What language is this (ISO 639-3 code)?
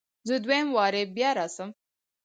pus